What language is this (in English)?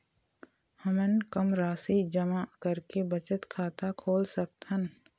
Chhattisgarhi